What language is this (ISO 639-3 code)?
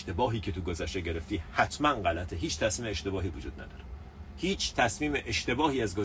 fas